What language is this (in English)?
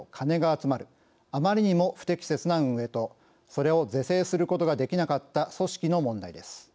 Japanese